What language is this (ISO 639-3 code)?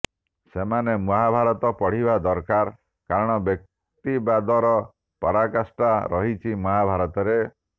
ori